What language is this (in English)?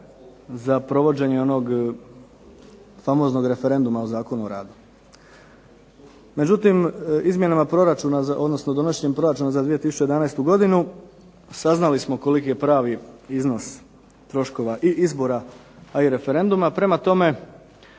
Croatian